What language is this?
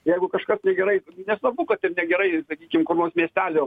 Lithuanian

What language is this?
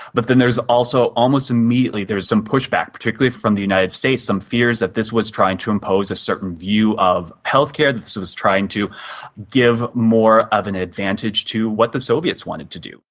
English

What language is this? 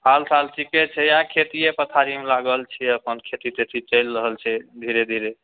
Maithili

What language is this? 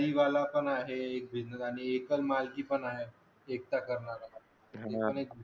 Marathi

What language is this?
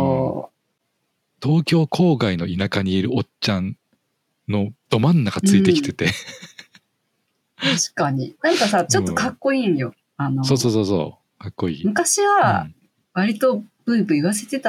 Japanese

